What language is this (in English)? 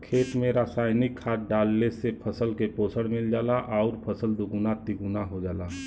Bhojpuri